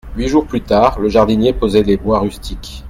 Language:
French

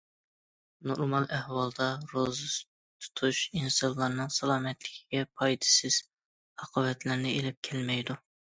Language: Uyghur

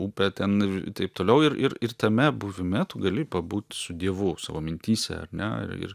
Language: Lithuanian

